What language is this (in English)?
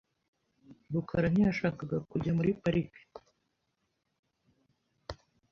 Kinyarwanda